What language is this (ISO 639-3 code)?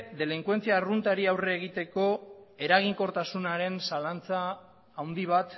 eus